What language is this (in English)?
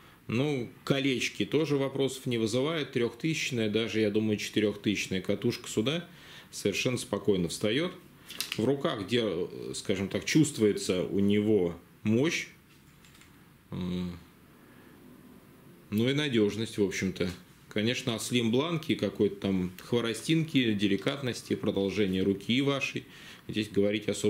Russian